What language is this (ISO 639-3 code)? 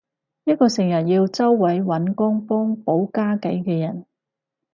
yue